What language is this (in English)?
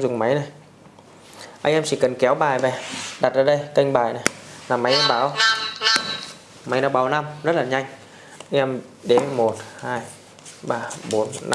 Vietnamese